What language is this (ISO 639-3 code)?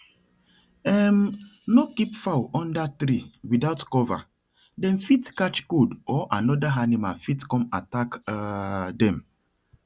pcm